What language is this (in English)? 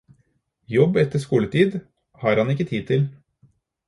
Norwegian Bokmål